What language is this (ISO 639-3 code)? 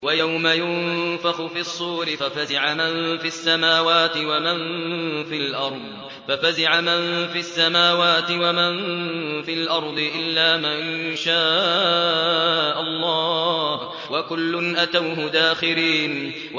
ara